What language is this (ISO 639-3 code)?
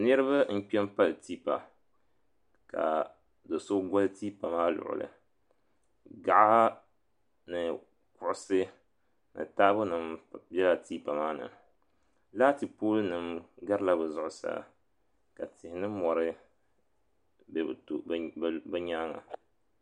dag